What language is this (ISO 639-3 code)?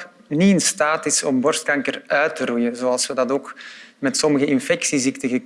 nld